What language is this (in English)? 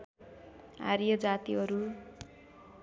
Nepali